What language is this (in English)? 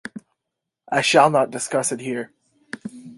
English